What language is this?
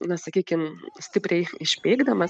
Lithuanian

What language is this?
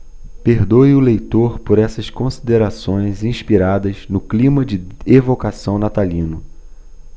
Portuguese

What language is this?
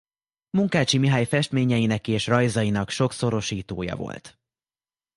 Hungarian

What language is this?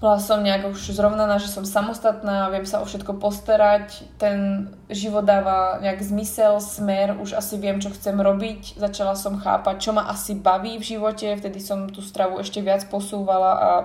Slovak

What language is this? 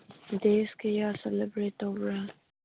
Manipuri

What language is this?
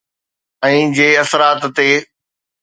Sindhi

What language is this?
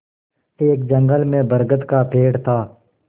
Hindi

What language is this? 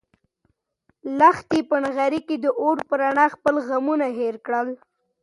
Pashto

